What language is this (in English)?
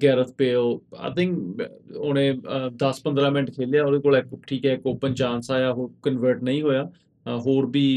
Punjabi